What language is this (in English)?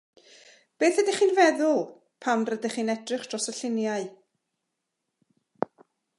Welsh